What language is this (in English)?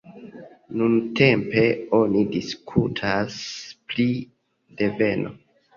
Esperanto